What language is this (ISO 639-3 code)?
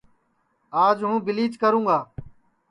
ssi